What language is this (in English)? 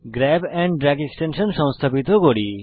Bangla